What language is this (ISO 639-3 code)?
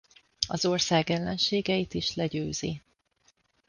hun